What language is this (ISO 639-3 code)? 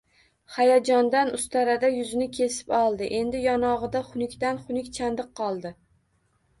uzb